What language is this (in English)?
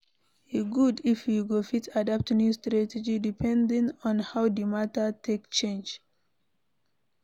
Nigerian Pidgin